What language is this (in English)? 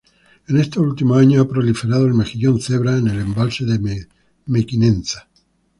Spanish